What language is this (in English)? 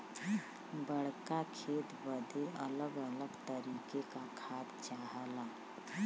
Bhojpuri